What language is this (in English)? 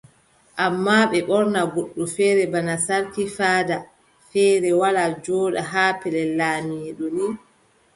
Adamawa Fulfulde